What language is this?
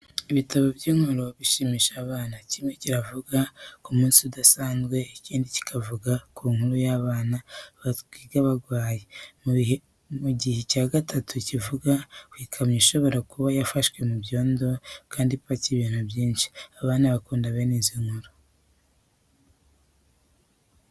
Kinyarwanda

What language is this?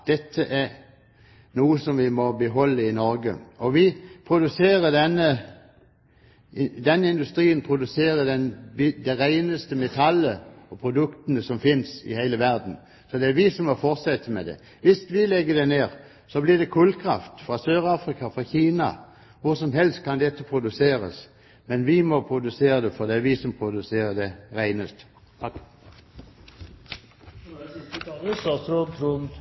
Norwegian Bokmål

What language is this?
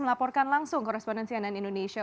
Indonesian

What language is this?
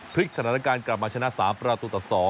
Thai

